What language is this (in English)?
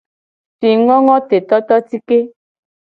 Gen